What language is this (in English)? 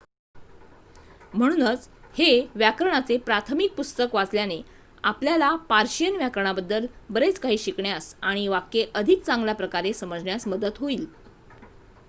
Marathi